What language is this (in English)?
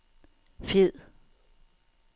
Danish